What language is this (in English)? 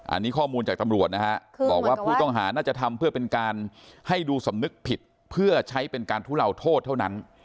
Thai